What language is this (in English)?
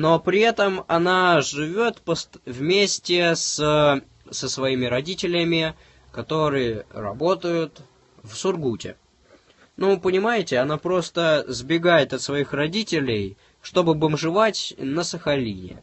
Russian